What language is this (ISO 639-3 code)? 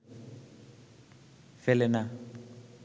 ben